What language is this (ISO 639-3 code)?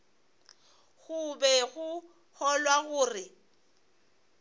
nso